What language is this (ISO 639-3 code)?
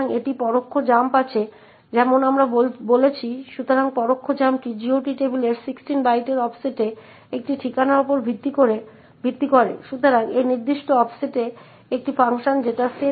ben